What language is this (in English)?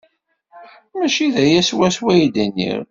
Kabyle